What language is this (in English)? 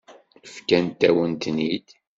Kabyle